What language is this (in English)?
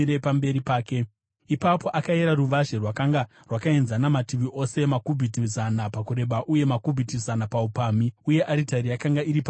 Shona